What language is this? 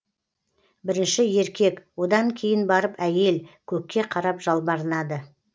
Kazakh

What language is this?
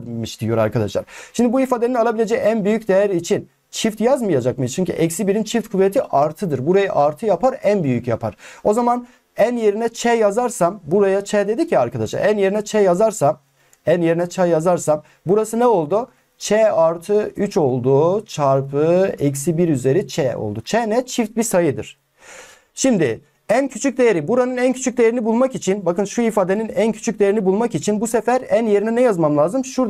Turkish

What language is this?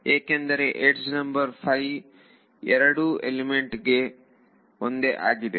Kannada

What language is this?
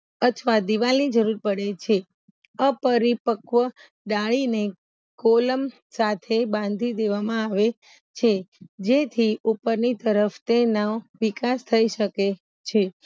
Gujarati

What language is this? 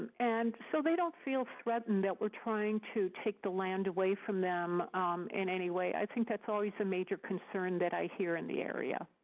English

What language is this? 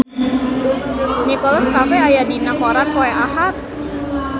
Sundanese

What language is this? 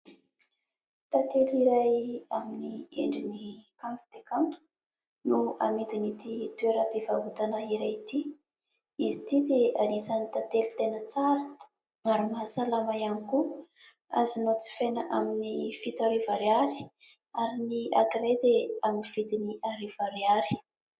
Malagasy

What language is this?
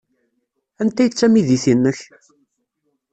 Kabyle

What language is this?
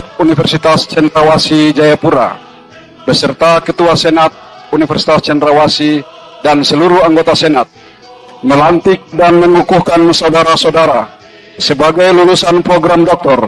Indonesian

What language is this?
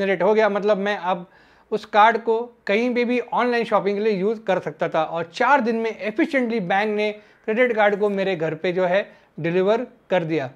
Hindi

